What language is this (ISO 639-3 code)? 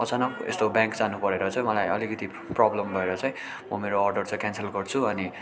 nep